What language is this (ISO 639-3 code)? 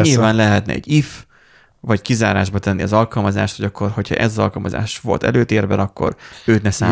hun